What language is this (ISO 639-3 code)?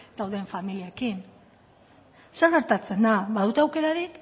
eus